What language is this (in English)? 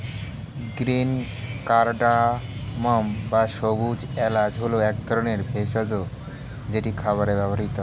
Bangla